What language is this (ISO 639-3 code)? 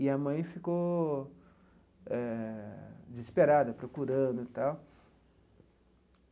por